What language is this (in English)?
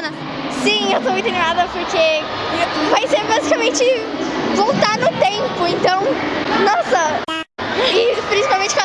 Portuguese